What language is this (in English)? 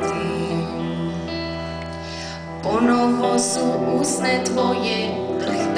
Indonesian